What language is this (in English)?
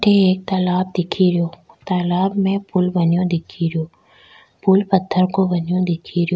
Rajasthani